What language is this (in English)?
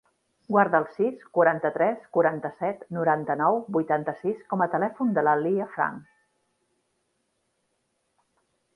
Catalan